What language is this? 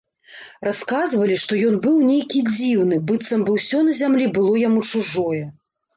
Belarusian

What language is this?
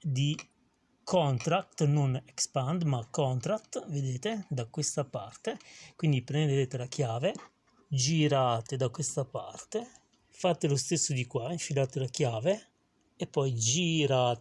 Italian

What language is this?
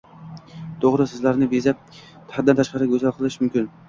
Uzbek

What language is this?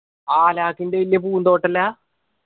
Malayalam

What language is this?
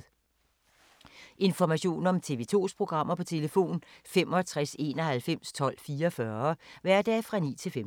Danish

